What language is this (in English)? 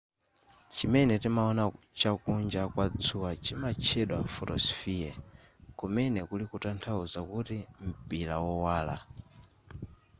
Nyanja